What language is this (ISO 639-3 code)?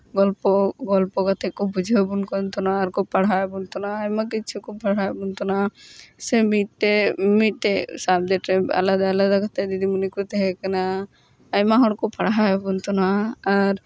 sat